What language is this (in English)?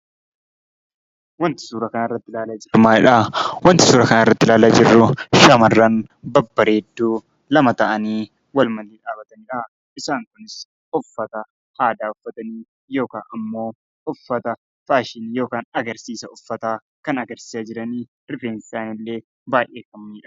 Oromo